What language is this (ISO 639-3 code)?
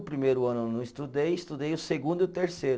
por